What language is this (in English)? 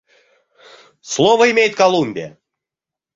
Russian